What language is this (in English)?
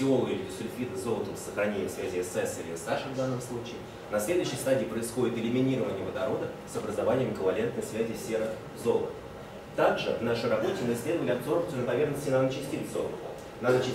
Russian